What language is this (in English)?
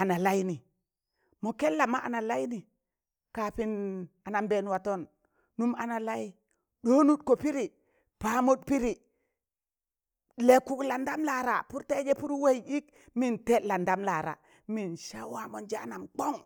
Tangale